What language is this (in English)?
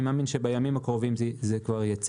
Hebrew